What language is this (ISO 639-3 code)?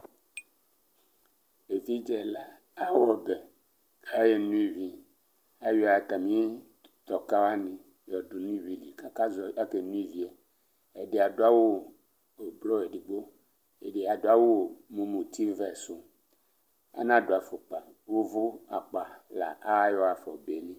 kpo